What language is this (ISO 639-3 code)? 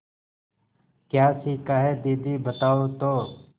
hin